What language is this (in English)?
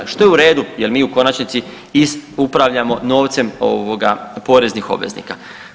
Croatian